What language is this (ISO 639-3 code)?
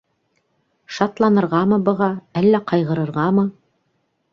bak